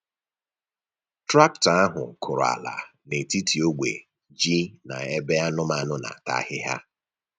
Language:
Igbo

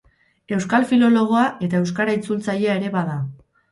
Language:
Basque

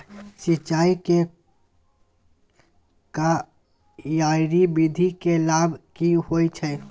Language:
Maithili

